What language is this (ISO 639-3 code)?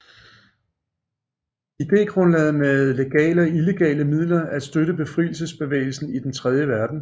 dan